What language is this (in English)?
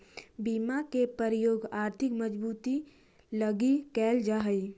Magahi